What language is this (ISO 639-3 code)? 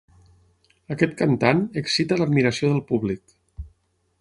cat